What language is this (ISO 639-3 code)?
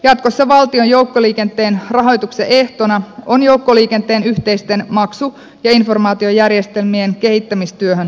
fin